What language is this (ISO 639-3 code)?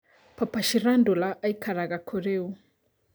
kik